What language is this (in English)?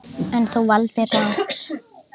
Icelandic